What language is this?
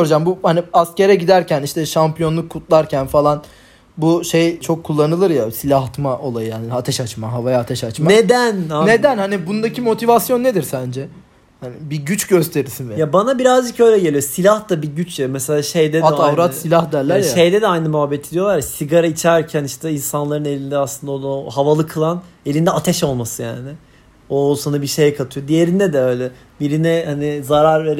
Turkish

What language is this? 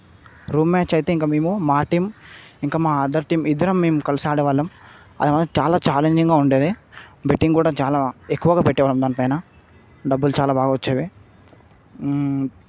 Telugu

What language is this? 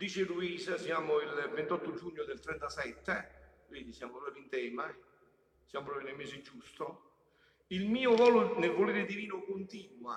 Italian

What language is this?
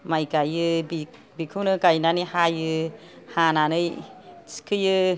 Bodo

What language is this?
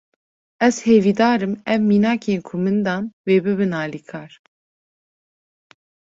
Kurdish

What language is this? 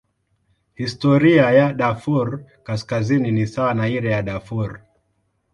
Swahili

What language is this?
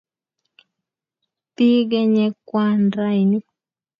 Kalenjin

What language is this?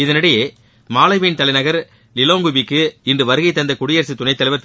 Tamil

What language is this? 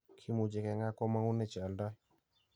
Kalenjin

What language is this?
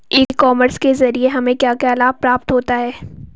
Hindi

